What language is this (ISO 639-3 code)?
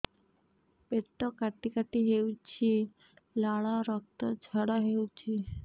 ori